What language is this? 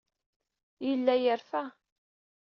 Kabyle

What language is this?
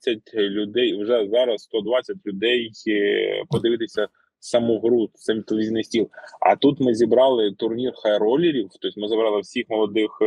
Ukrainian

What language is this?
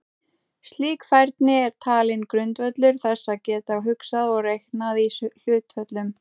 Icelandic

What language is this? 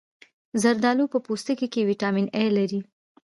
Pashto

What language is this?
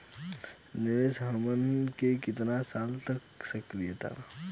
Bhojpuri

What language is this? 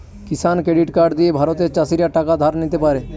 Bangla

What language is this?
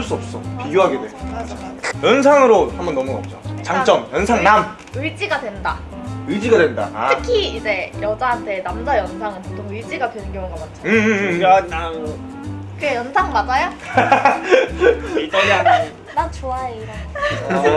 Korean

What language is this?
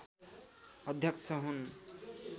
Nepali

